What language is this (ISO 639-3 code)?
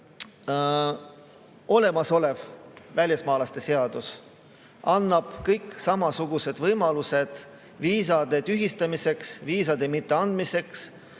est